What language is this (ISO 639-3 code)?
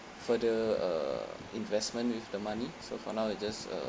eng